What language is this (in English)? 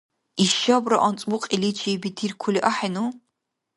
Dargwa